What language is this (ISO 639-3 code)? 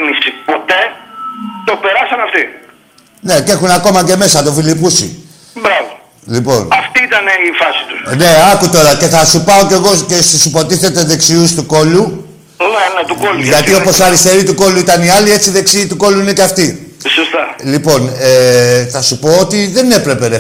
ell